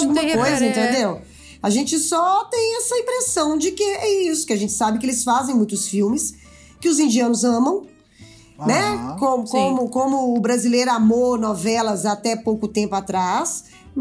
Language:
Portuguese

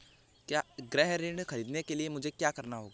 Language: Hindi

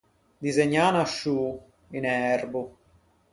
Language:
Ligurian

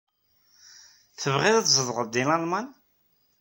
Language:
Kabyle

